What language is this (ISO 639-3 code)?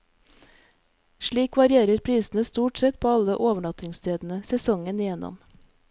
nor